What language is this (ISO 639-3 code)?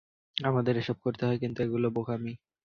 ben